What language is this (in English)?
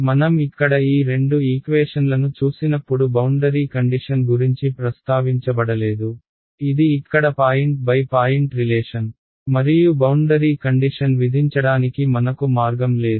Telugu